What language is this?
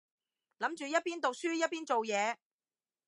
Cantonese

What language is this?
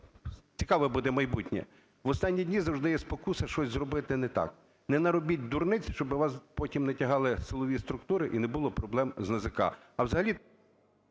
Ukrainian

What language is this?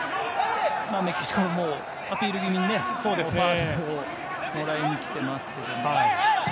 Japanese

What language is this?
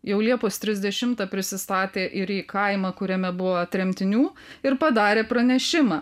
Lithuanian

